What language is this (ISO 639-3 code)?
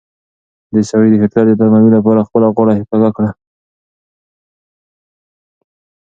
pus